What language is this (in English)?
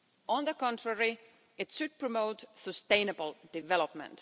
English